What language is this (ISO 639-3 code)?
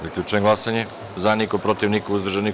srp